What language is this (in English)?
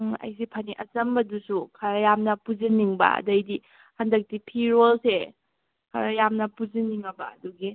Manipuri